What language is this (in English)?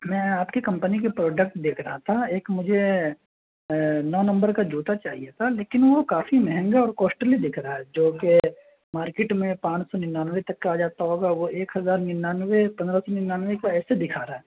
Urdu